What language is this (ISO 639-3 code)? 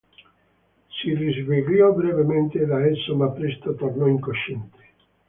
ita